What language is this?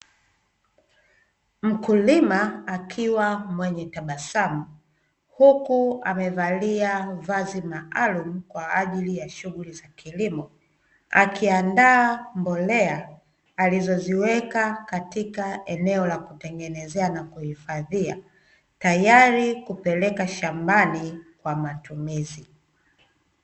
Swahili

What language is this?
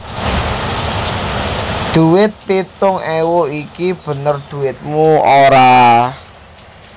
Javanese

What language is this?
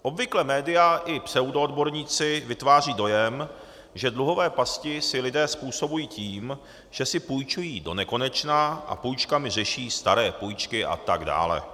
Czech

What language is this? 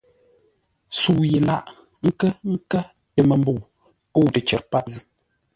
Ngombale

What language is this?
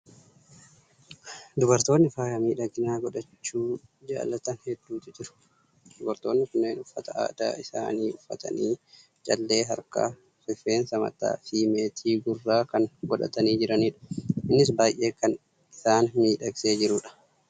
Oromo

